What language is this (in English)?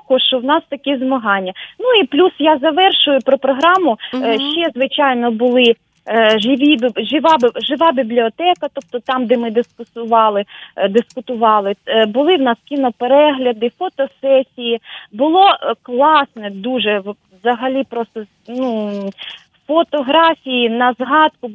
Ukrainian